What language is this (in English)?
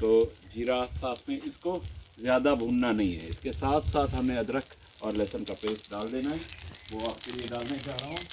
Hindi